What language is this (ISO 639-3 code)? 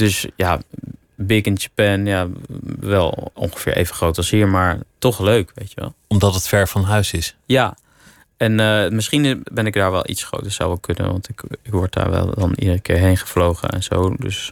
nld